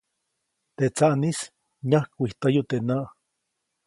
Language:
Copainalá Zoque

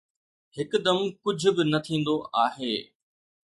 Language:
Sindhi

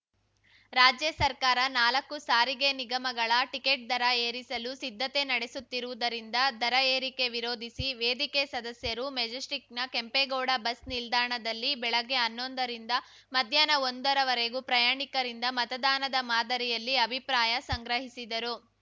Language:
Kannada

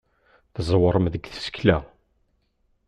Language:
Kabyle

